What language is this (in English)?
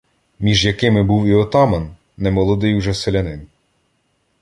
Ukrainian